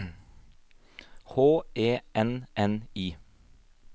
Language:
Norwegian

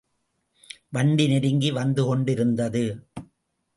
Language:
Tamil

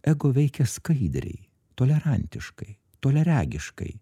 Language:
Lithuanian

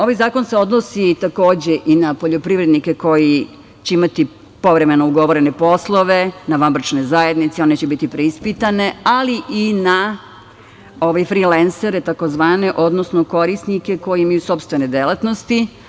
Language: Serbian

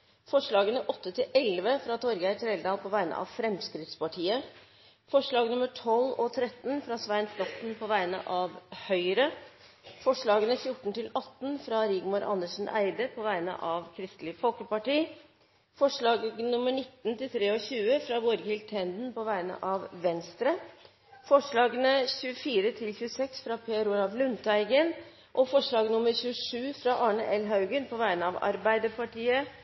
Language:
Norwegian Bokmål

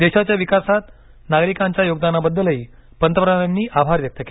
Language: Marathi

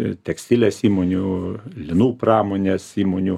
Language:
Lithuanian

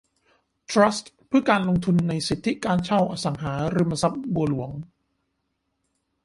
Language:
Thai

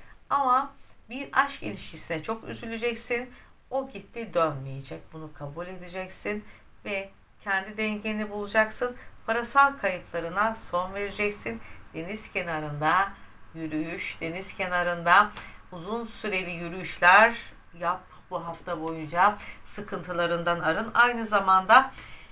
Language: Turkish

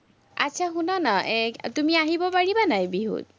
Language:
Assamese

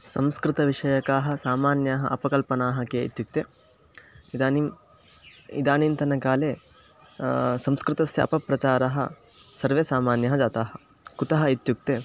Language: Sanskrit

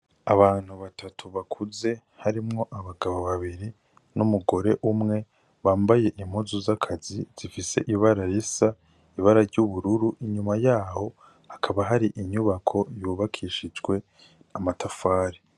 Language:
Rundi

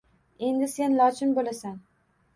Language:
Uzbek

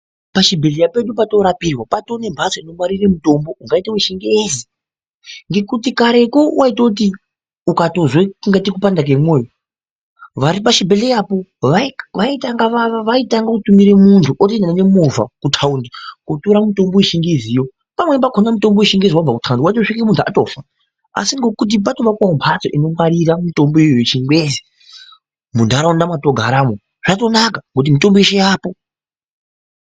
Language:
Ndau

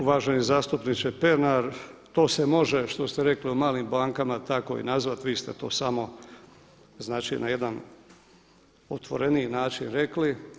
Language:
Croatian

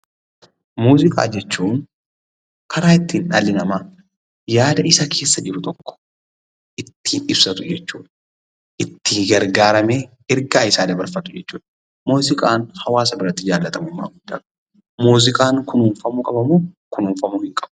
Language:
Oromo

